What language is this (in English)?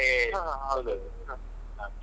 Kannada